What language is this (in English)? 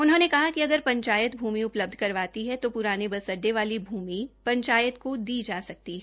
Hindi